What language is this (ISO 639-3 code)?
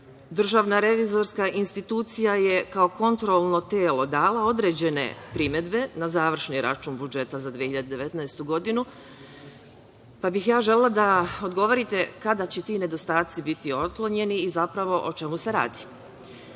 srp